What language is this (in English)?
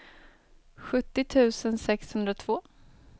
Swedish